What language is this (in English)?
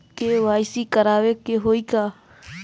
Bhojpuri